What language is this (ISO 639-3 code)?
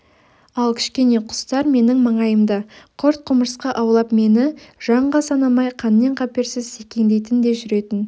kaz